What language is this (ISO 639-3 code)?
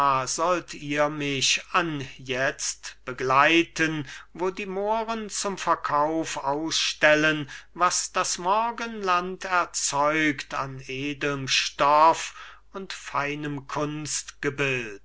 deu